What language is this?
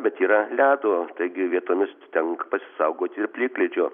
Lithuanian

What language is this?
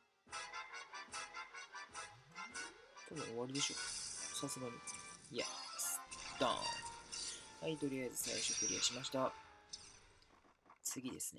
Japanese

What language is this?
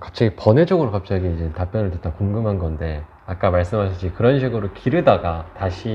Korean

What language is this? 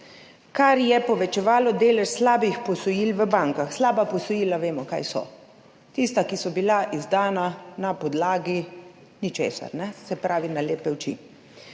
Slovenian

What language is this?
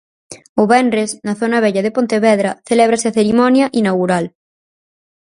Galician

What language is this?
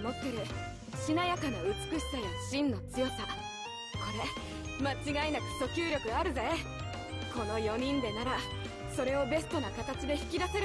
Japanese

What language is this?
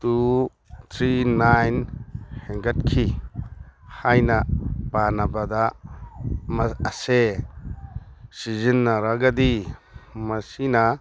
Manipuri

